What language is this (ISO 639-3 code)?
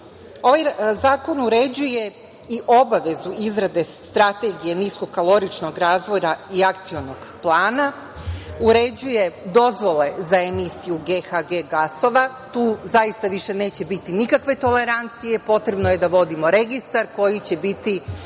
srp